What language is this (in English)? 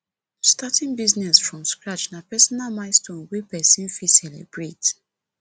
Nigerian Pidgin